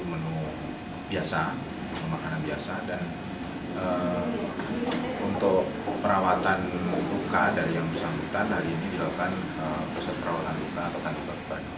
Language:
Indonesian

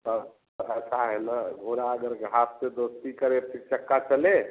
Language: Hindi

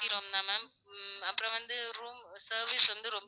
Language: Tamil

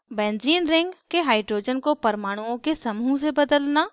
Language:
Hindi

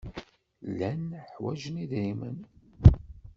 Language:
Kabyle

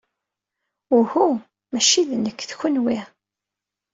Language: Kabyle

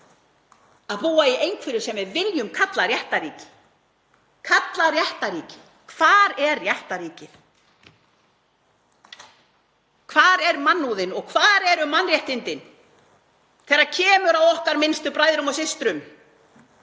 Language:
Icelandic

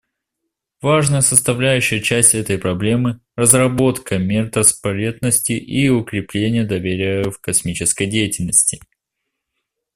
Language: Russian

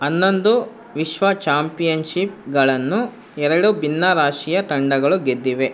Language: Kannada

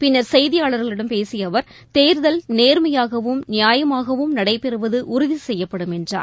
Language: Tamil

